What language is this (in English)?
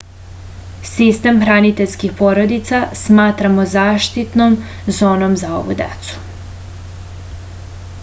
Serbian